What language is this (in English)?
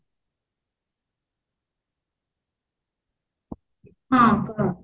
Odia